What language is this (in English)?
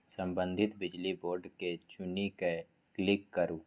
Maithili